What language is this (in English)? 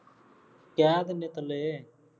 Punjabi